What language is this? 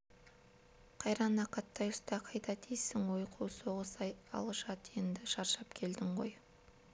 Kazakh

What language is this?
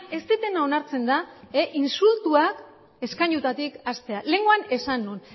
Basque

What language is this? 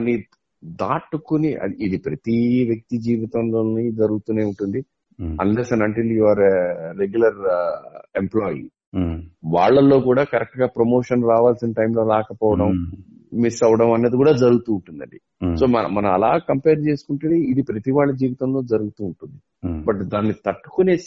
Telugu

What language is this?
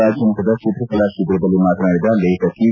Kannada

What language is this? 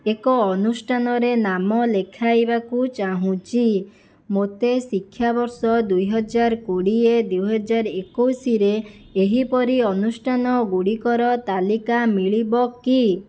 Odia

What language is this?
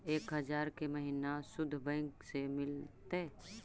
Magahi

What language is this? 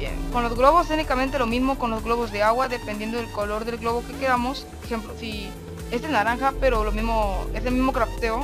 Spanish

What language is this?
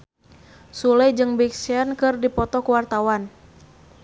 Sundanese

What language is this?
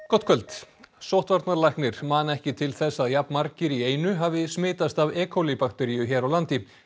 Icelandic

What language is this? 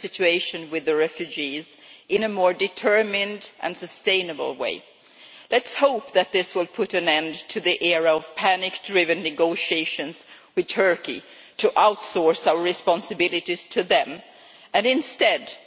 English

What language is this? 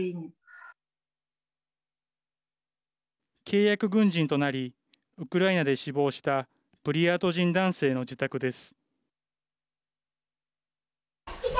Japanese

